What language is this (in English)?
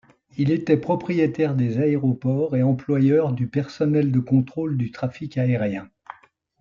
French